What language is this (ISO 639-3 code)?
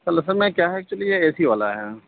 urd